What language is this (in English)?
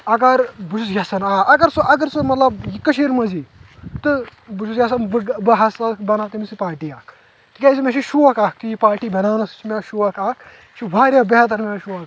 Kashmiri